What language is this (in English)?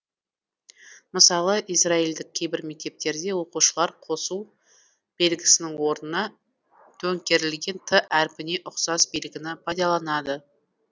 Kazakh